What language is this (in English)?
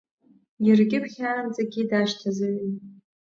Abkhazian